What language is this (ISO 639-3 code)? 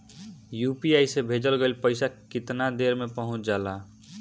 bho